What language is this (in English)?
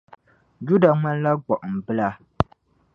Dagbani